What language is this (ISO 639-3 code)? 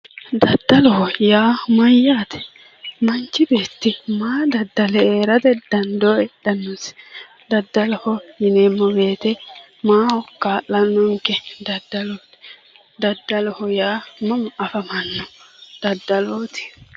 sid